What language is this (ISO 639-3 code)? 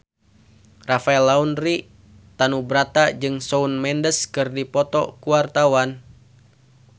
sun